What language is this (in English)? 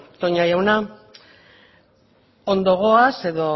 Basque